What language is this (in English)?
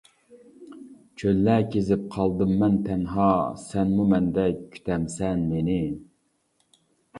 Uyghur